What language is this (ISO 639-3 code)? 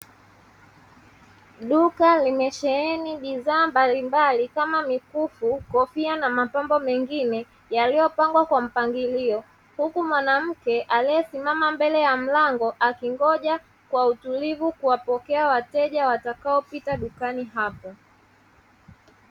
swa